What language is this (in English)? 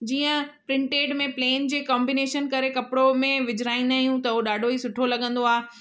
Sindhi